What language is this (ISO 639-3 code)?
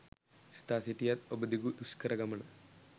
sin